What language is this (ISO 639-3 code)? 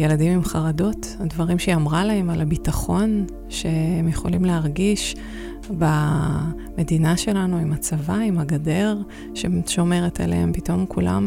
heb